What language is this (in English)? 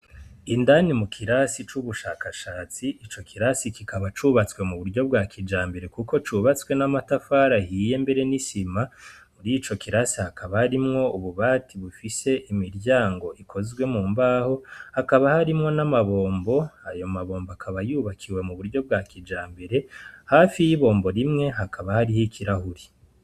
Rundi